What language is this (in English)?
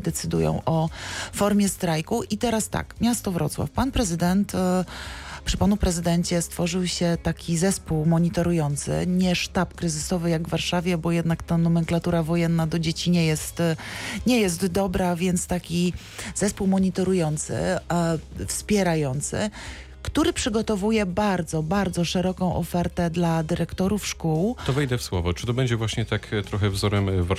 Polish